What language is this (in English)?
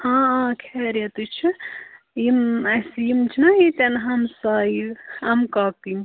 Kashmiri